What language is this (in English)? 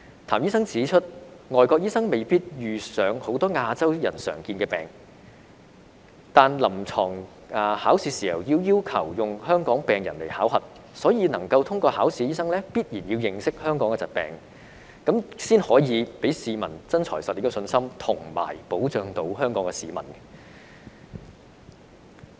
Cantonese